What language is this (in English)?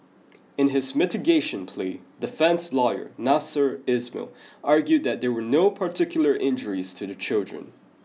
English